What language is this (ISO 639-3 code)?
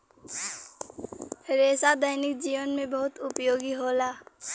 bho